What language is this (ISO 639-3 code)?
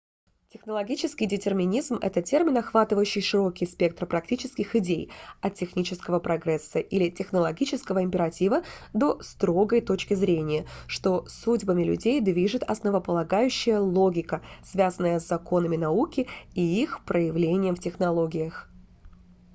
rus